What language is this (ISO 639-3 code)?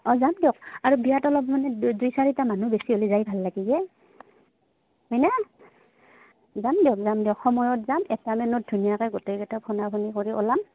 asm